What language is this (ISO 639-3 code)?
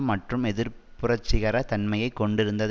tam